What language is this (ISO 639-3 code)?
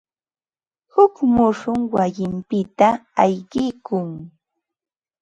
qva